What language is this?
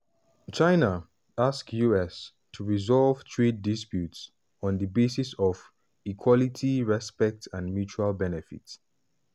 Nigerian Pidgin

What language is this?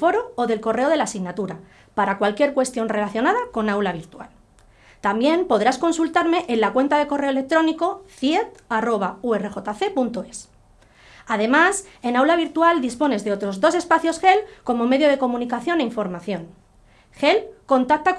Spanish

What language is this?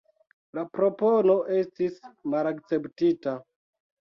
Esperanto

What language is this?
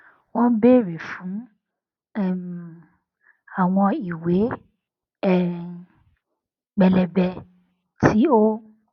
Yoruba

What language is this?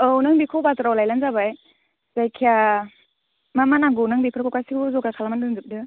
Bodo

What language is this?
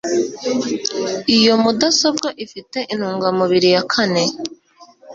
Kinyarwanda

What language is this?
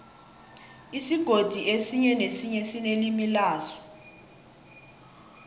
South Ndebele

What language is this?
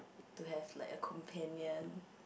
English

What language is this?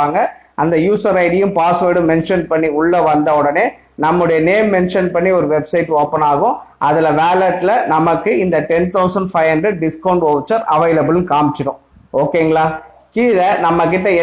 Tamil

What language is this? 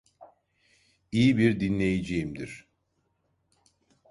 Turkish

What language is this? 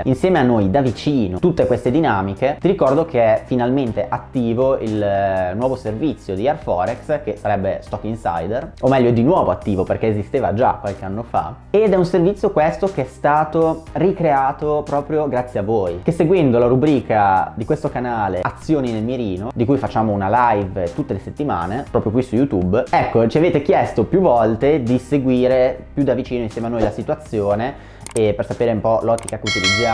Italian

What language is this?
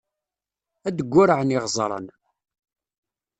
Kabyle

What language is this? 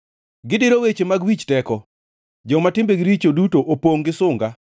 Luo (Kenya and Tanzania)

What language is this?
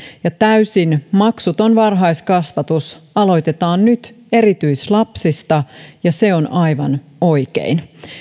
Finnish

